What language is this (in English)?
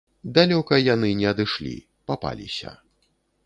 Belarusian